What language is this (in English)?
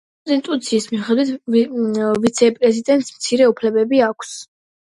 Georgian